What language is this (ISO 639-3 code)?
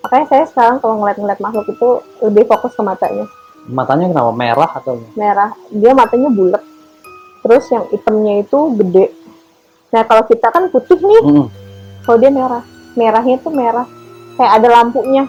ind